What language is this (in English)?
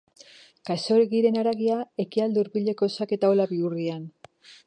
Basque